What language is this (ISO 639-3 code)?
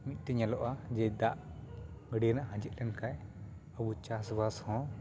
sat